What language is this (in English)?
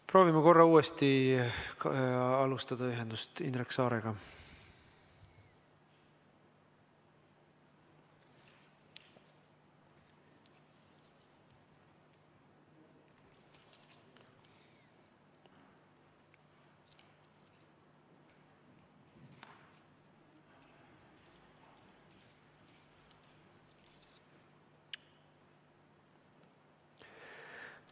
Estonian